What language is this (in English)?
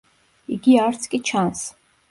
Georgian